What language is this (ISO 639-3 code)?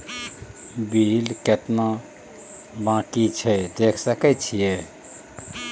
mai